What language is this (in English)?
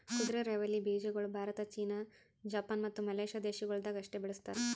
Kannada